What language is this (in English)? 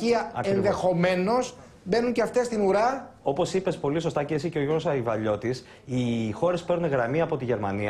Greek